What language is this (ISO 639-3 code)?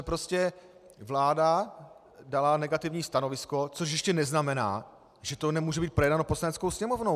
ces